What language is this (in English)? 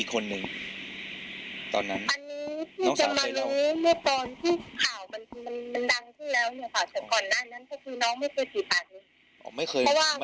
Thai